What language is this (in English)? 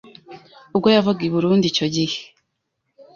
Kinyarwanda